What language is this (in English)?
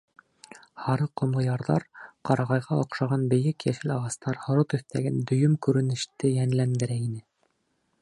Bashkir